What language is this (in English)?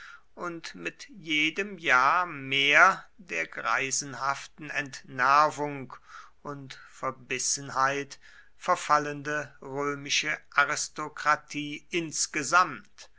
German